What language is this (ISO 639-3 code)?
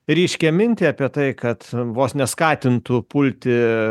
lit